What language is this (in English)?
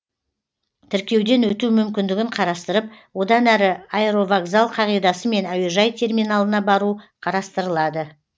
Kazakh